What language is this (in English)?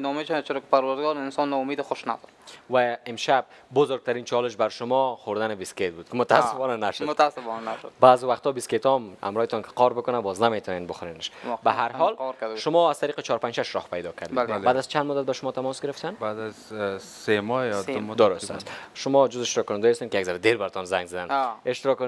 Persian